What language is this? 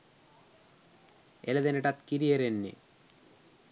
Sinhala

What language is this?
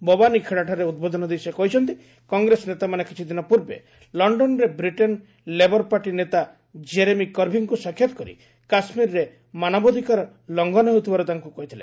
Odia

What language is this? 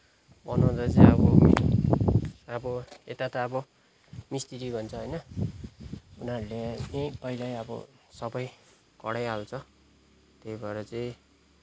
Nepali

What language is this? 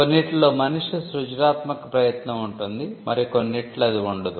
Telugu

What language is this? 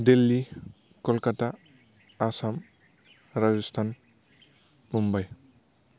Bodo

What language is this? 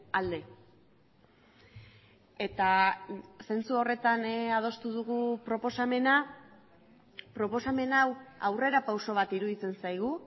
Basque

